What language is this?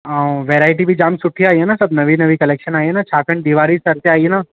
Sindhi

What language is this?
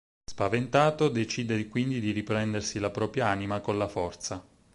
Italian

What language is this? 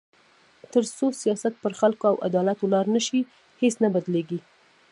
Pashto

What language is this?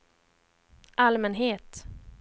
Swedish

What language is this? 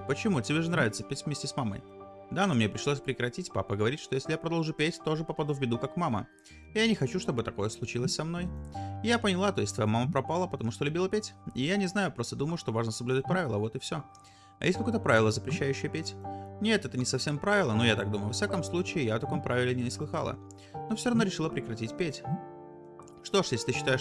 Russian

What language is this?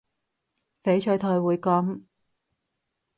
Cantonese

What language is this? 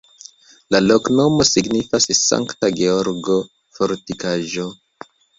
Esperanto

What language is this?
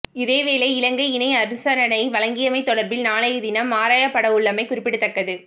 Tamil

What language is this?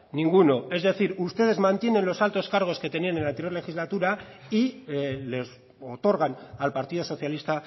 Spanish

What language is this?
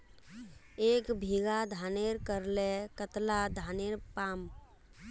Magahi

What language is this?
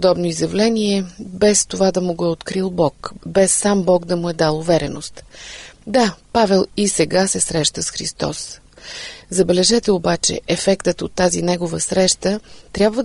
Bulgarian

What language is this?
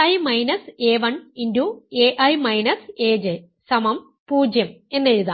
Malayalam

